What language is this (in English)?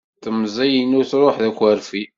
Kabyle